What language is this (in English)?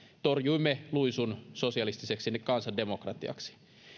Finnish